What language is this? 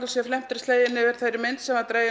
Icelandic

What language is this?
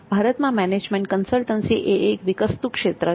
Gujarati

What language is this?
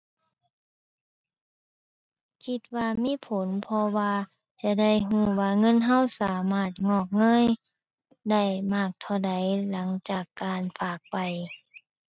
Thai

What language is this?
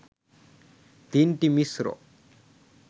Bangla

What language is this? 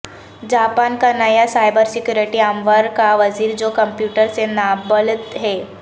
Urdu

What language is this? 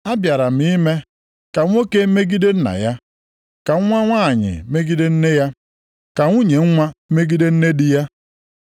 Igbo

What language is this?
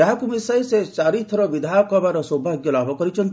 Odia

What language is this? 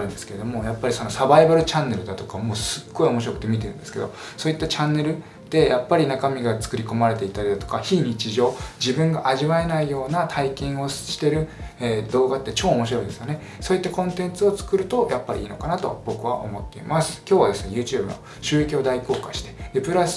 Japanese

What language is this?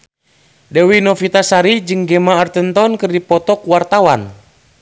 Sundanese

